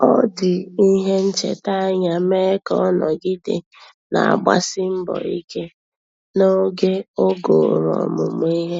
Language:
Igbo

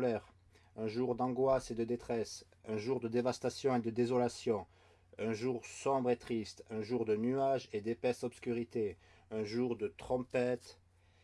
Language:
French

